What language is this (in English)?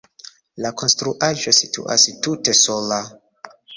Esperanto